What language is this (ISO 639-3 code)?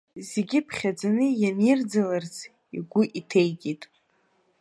abk